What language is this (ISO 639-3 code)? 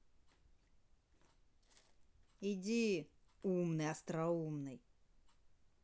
rus